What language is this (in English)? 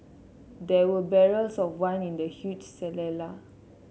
English